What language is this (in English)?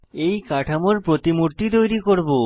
Bangla